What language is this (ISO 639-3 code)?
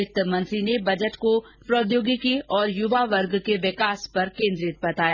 hin